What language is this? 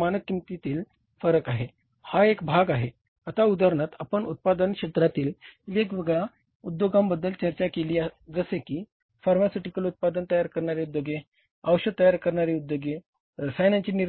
Marathi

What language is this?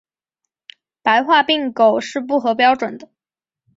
Chinese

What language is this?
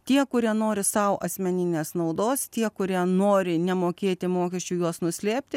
Lithuanian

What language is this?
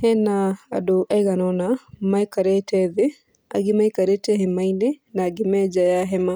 Kikuyu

